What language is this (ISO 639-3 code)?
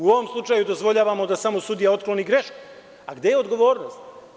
srp